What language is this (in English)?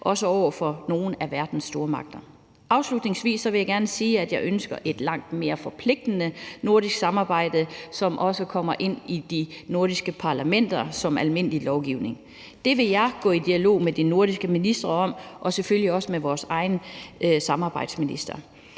Danish